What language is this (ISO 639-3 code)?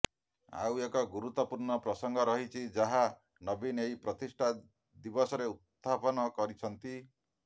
ori